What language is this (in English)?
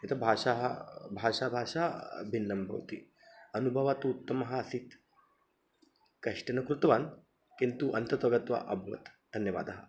Sanskrit